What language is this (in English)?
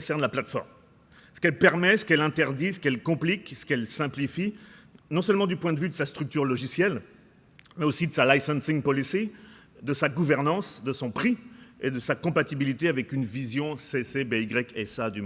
French